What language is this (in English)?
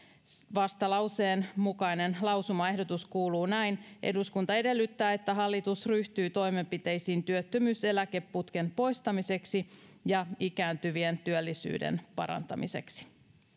Finnish